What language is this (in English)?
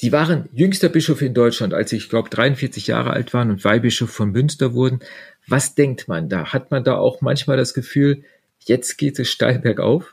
German